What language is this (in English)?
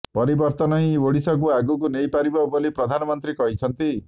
Odia